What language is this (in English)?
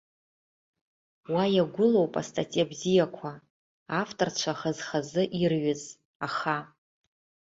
Abkhazian